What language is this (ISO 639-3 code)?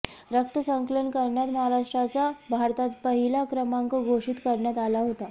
mar